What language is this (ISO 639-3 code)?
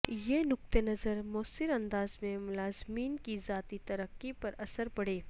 urd